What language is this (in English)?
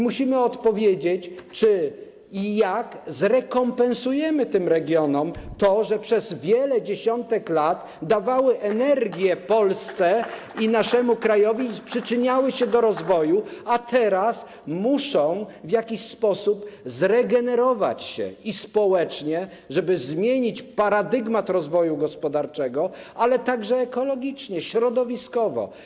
Polish